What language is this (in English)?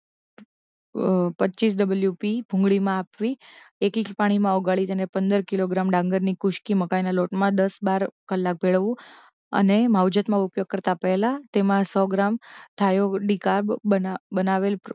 Gujarati